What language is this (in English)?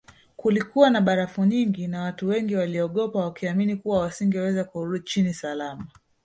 Swahili